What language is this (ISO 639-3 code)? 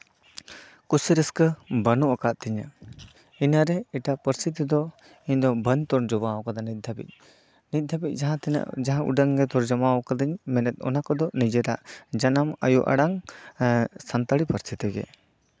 sat